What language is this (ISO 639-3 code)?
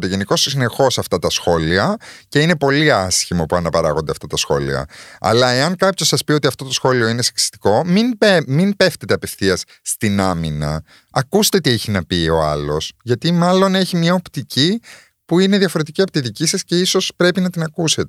ell